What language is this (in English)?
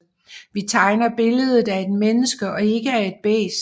Danish